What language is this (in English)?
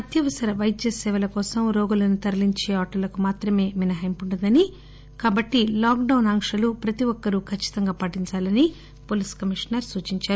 Telugu